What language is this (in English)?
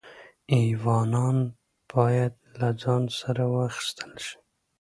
Pashto